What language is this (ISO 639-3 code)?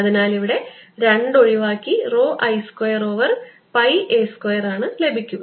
mal